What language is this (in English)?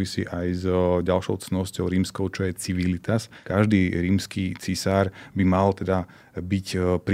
Slovak